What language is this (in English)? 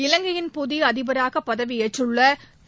Tamil